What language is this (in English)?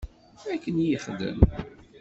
Kabyle